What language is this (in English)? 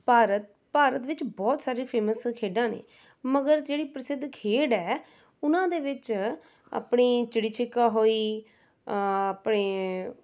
Punjabi